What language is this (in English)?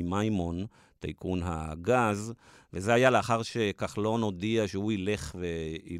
Hebrew